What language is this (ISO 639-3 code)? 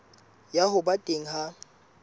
sot